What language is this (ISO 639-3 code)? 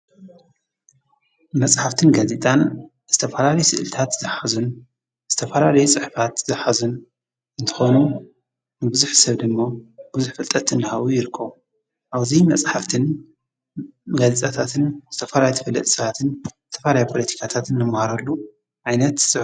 tir